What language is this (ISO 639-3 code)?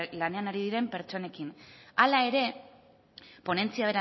eus